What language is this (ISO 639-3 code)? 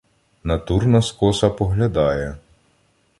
ukr